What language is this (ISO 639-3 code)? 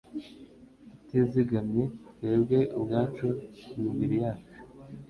kin